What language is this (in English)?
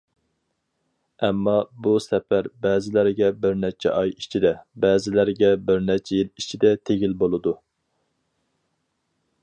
Uyghur